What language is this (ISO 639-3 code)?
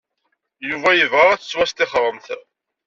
kab